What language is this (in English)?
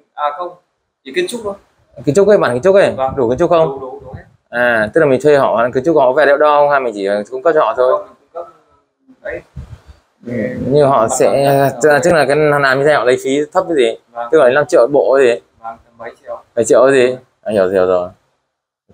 Vietnamese